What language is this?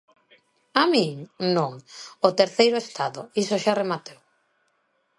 Galician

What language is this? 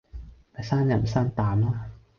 Cantonese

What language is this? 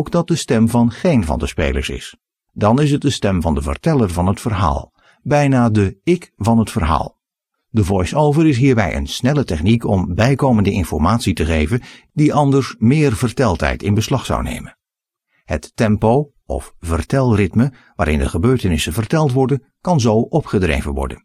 Dutch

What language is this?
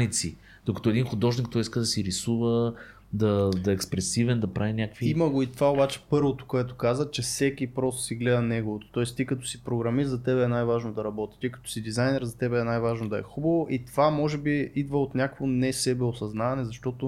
Bulgarian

